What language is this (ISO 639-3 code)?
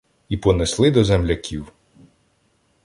ukr